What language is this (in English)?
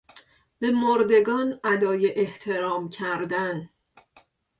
Persian